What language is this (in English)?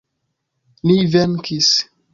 Esperanto